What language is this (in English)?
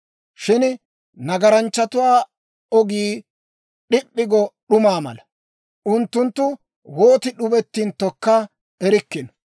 Dawro